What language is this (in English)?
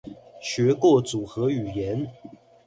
Chinese